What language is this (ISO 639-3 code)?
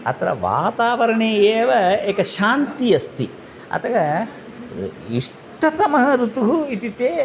san